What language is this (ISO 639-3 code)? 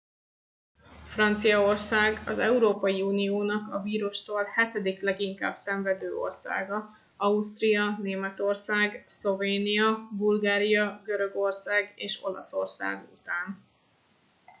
hun